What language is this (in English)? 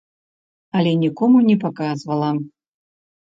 Belarusian